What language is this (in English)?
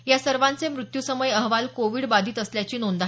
Marathi